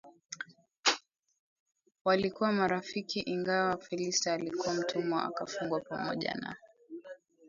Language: Swahili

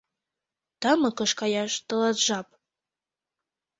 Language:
Mari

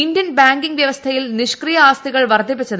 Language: Malayalam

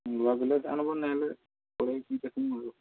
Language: Odia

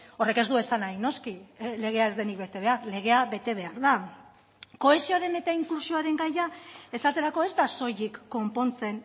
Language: Basque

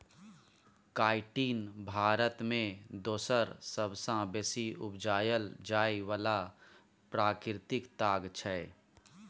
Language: Maithili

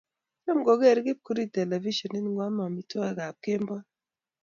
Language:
Kalenjin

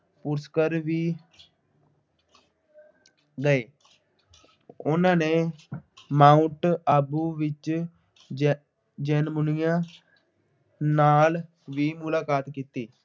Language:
Punjabi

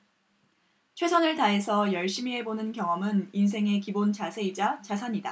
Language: Korean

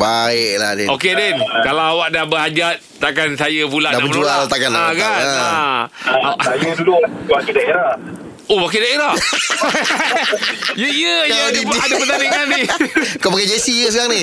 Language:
Malay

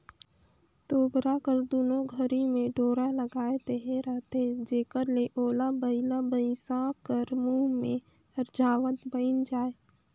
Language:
Chhattisgarhi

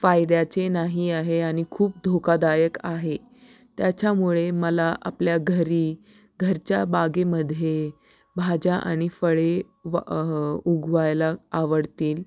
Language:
Marathi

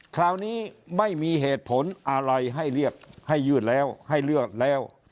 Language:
Thai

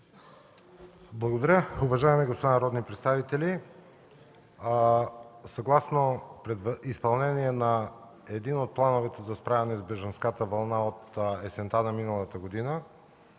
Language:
Bulgarian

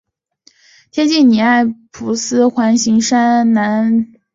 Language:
Chinese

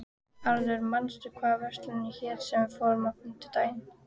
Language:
Icelandic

